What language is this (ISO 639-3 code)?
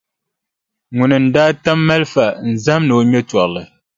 dag